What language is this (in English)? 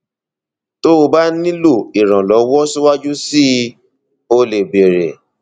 Yoruba